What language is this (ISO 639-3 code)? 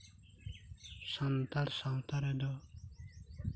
sat